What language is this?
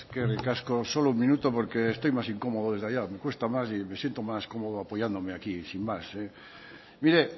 Spanish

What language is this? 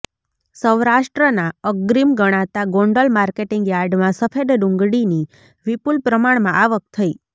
Gujarati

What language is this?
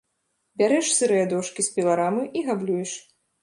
Belarusian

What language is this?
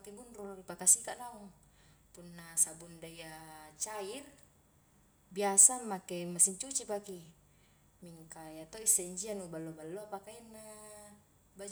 Highland Konjo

